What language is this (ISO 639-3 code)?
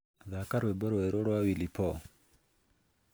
kik